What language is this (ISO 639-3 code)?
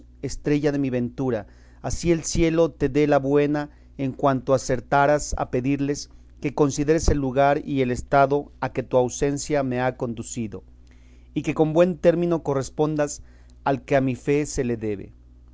spa